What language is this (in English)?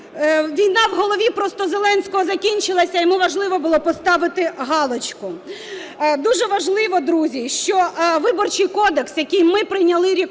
Ukrainian